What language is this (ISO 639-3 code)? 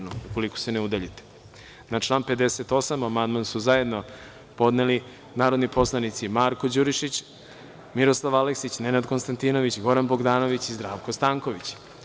srp